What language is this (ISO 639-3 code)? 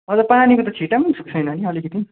nep